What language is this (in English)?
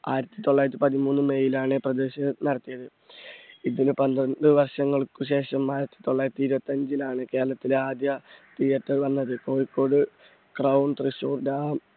Malayalam